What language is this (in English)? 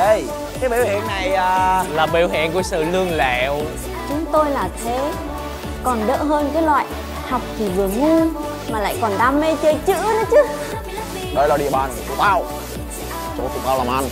Vietnamese